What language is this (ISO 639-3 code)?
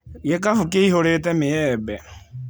kik